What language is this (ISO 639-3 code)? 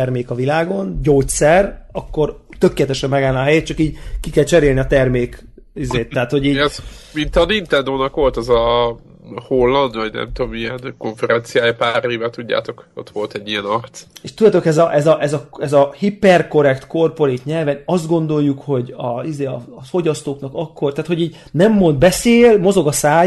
hun